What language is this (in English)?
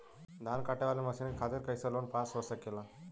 Bhojpuri